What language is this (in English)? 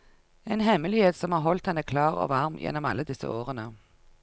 Norwegian